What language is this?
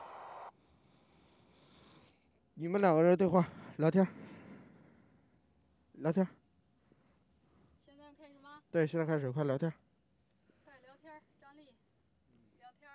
Chinese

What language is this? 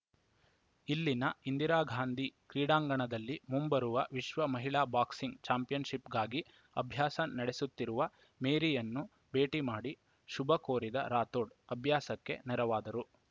Kannada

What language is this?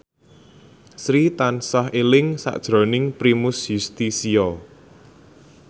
Javanese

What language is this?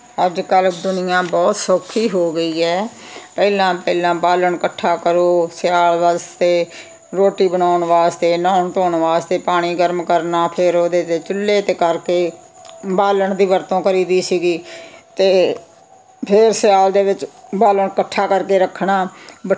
Punjabi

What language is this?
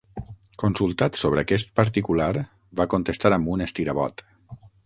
Catalan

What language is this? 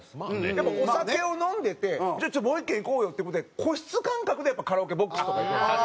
Japanese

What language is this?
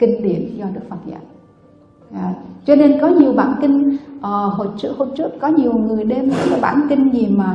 Vietnamese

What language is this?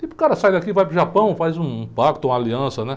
Portuguese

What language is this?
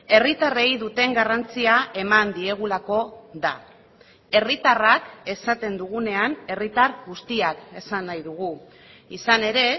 Basque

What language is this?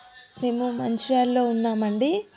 Telugu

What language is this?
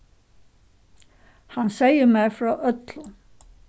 Faroese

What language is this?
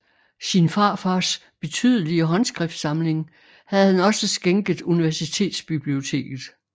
Danish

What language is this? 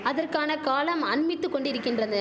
Tamil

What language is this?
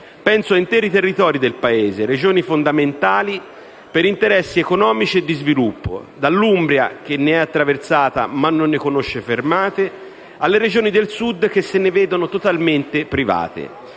Italian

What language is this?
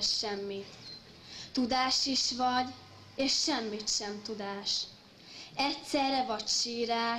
Hungarian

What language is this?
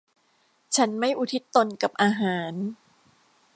Thai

